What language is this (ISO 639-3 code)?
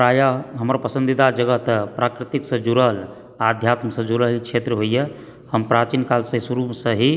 mai